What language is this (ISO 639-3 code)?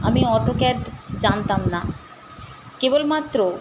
ben